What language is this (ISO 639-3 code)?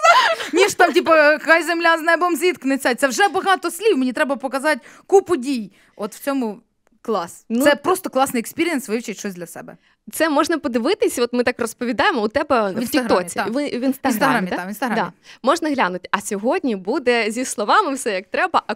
ukr